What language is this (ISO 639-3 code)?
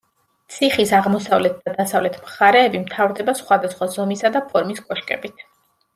kat